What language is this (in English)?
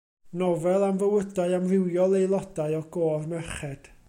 Welsh